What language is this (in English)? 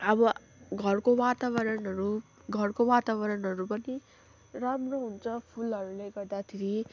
Nepali